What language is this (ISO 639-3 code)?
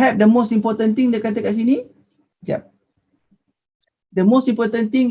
msa